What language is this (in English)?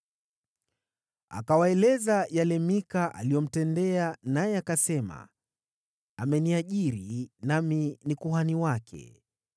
Swahili